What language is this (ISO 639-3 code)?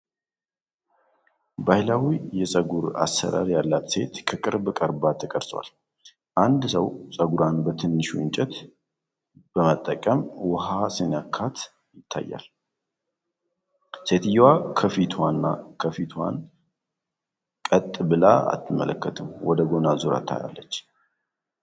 amh